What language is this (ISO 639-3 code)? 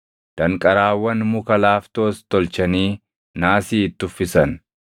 orm